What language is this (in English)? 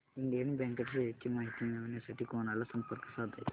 Marathi